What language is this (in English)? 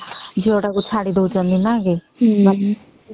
Odia